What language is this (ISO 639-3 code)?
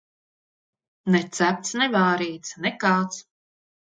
lav